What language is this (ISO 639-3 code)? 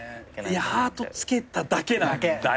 jpn